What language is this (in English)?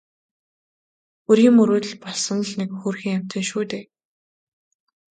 Mongolian